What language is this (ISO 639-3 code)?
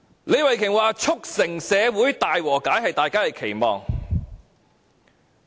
yue